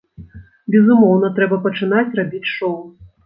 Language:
Belarusian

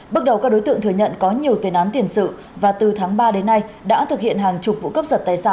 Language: Vietnamese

